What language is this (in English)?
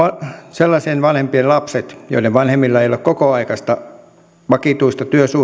Finnish